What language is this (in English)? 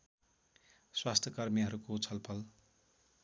Nepali